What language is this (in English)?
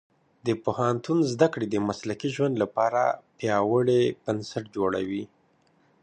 Pashto